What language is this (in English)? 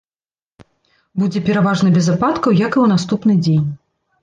Belarusian